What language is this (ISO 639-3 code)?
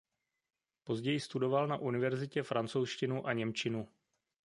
ces